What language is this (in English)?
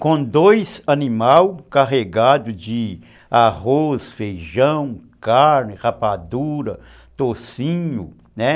Portuguese